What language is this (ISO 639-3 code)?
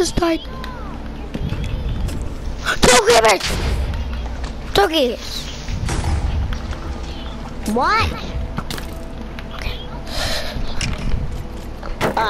eng